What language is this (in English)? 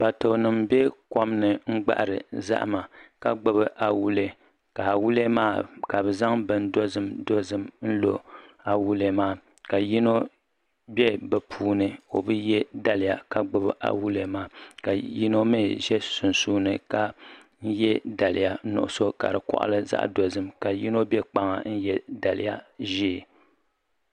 Dagbani